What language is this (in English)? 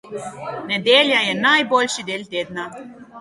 Slovenian